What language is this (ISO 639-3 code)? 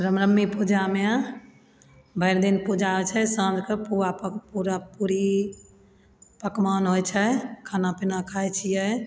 mai